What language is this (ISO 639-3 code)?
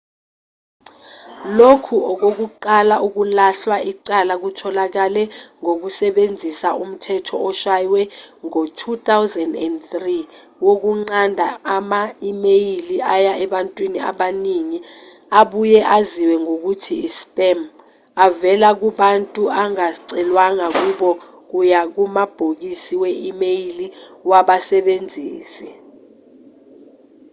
zul